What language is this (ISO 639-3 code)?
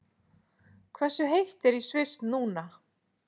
isl